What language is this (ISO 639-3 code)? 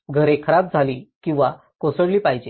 mar